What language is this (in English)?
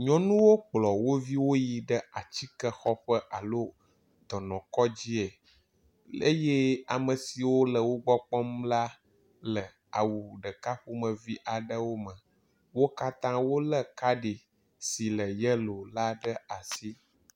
Ewe